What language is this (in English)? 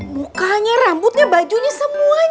Indonesian